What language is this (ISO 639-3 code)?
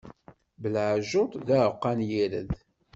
kab